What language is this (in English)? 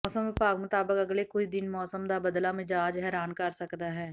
Punjabi